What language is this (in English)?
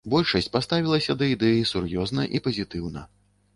Belarusian